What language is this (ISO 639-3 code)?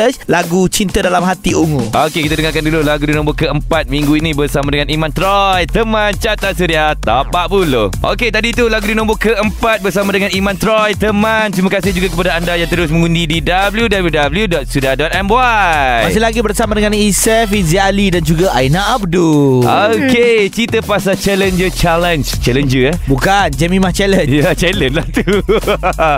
msa